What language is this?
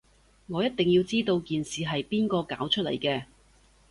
Cantonese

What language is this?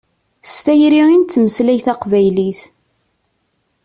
Kabyle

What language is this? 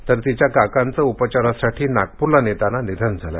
Marathi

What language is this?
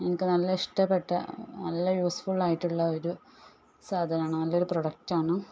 Malayalam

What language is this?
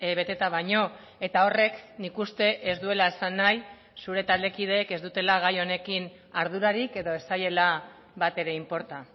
Basque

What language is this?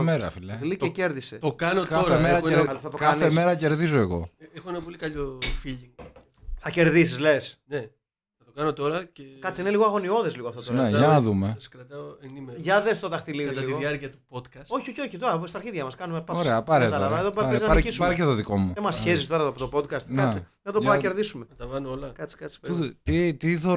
Greek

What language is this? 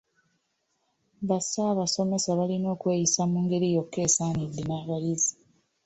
Ganda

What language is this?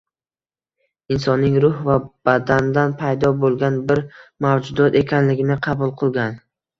Uzbek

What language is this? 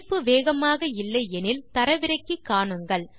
Tamil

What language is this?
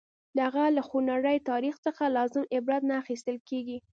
Pashto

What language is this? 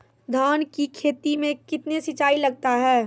Maithili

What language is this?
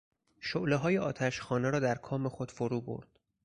Persian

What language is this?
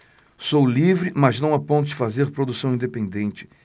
Portuguese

